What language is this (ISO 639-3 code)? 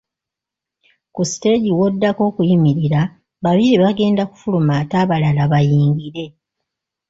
lug